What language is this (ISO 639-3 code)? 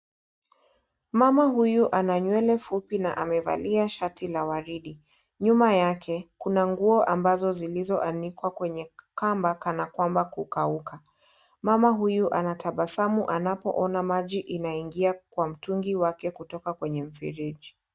swa